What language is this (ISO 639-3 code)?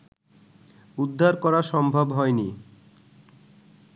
ben